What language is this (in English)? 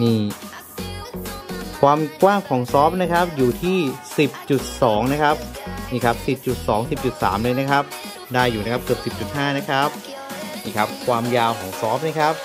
Thai